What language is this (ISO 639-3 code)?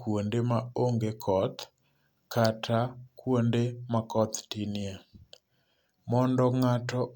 luo